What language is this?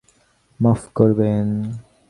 Bangla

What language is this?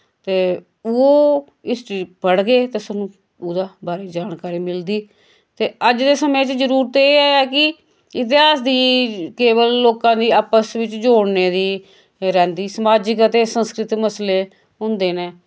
Dogri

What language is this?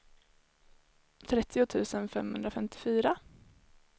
Swedish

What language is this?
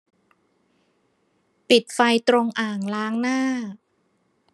Thai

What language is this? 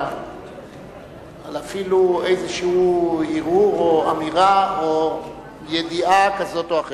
Hebrew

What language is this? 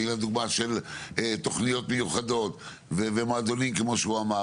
Hebrew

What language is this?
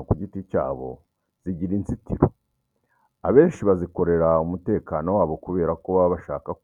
Kinyarwanda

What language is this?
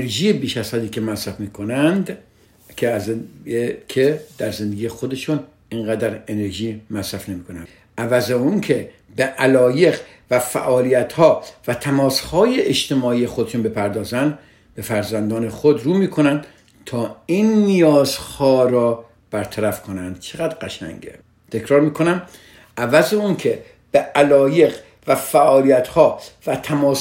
Persian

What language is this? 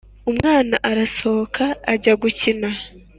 Kinyarwanda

